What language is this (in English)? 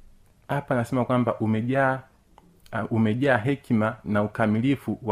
Swahili